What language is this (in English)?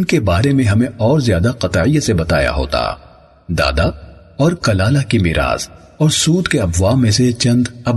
Urdu